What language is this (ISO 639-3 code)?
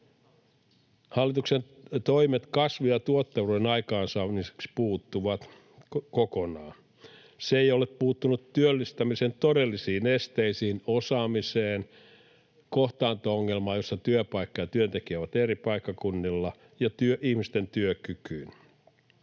fin